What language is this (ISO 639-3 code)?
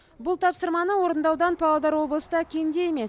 kaz